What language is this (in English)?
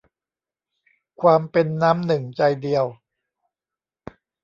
Thai